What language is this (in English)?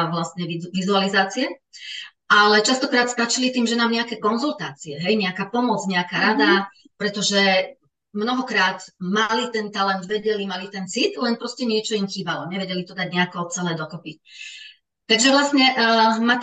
Czech